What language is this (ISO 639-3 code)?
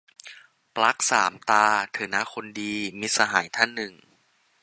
tha